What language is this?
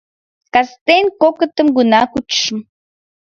Mari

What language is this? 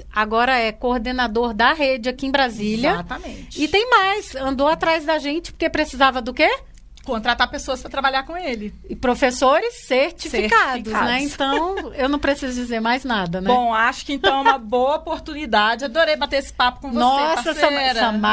Portuguese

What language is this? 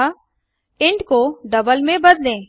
Hindi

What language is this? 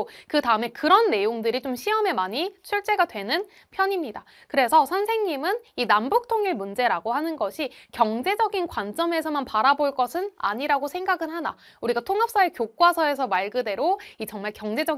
Korean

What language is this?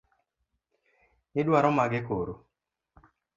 Luo (Kenya and Tanzania)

